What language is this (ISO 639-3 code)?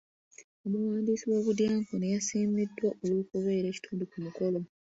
lug